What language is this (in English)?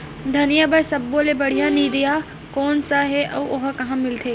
Chhattisgarhi